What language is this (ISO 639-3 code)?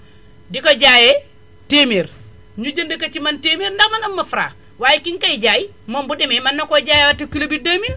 wol